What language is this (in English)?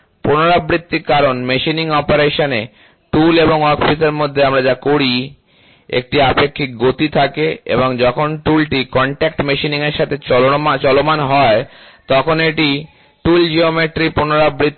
Bangla